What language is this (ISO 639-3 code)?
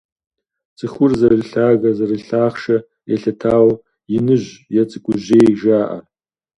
kbd